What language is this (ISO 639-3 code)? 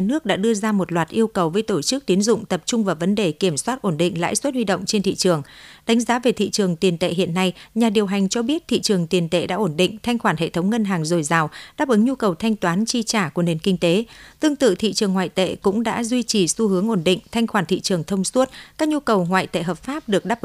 vie